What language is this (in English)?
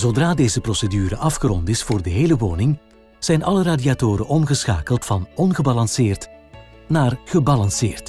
Dutch